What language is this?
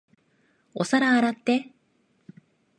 Japanese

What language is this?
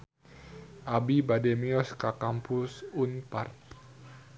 Sundanese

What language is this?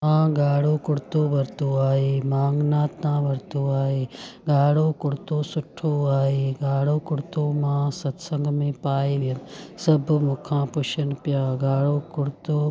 Sindhi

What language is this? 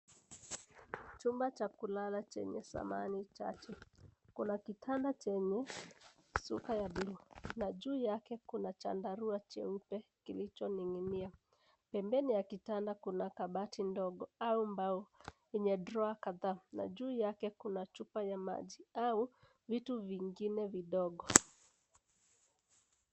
Swahili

